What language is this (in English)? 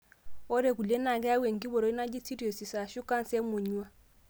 Masai